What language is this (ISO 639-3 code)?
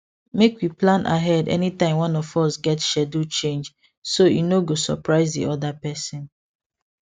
pcm